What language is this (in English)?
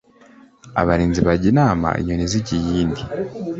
Kinyarwanda